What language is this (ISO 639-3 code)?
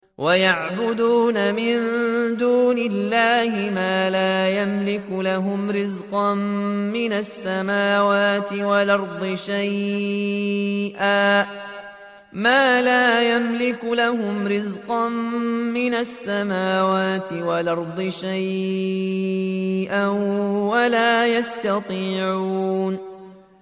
ara